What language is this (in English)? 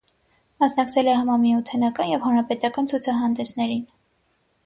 Armenian